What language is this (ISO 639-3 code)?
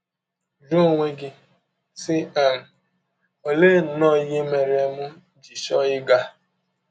ibo